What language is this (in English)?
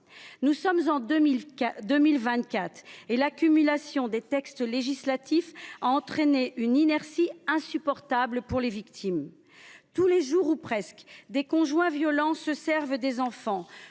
French